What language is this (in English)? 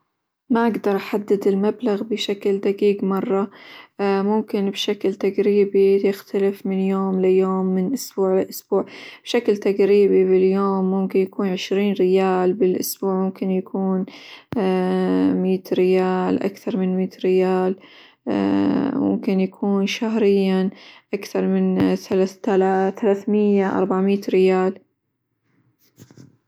Hijazi Arabic